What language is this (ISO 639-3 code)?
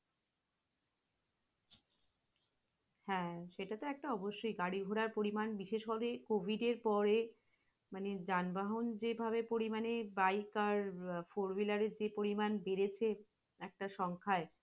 ben